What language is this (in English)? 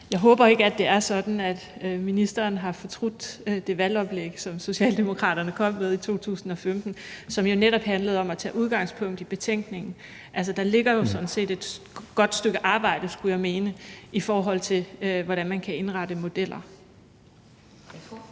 Danish